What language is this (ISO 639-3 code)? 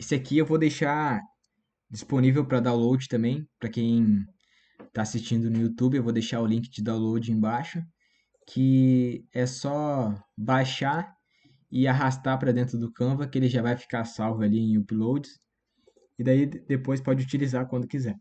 por